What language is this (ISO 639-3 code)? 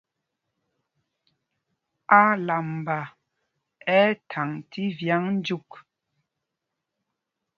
mgg